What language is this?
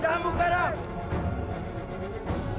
Indonesian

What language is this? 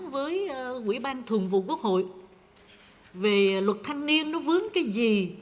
Vietnamese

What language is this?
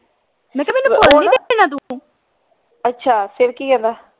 Punjabi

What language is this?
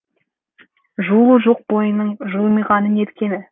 Kazakh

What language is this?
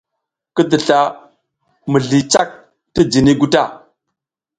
South Giziga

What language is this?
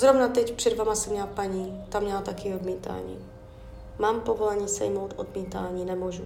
Czech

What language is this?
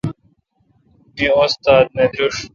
Kalkoti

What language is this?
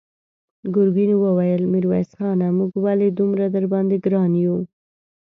Pashto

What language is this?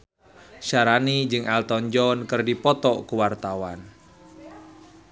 Sundanese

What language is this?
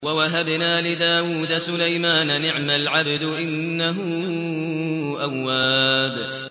Arabic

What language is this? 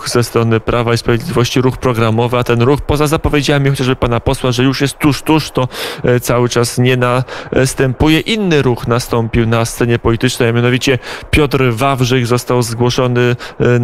Polish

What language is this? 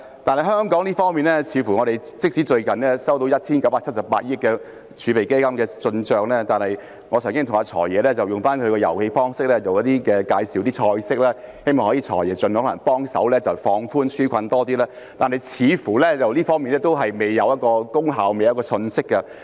Cantonese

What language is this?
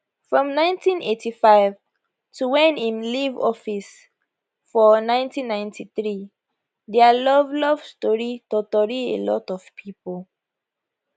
Nigerian Pidgin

